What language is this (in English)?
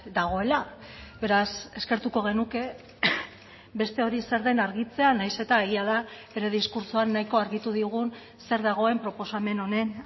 Basque